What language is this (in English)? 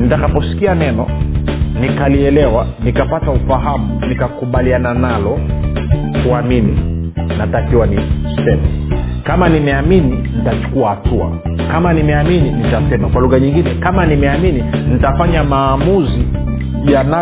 Swahili